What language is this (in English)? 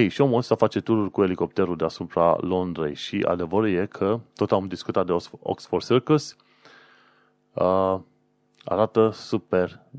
Romanian